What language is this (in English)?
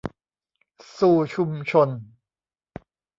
Thai